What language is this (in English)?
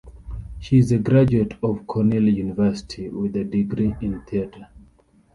English